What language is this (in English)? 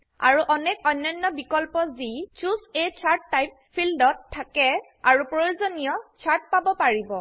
Assamese